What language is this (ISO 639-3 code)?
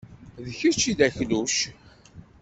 kab